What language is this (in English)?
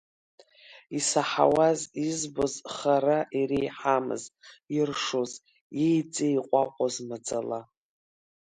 Abkhazian